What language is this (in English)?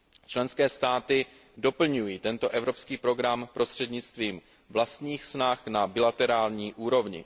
Czech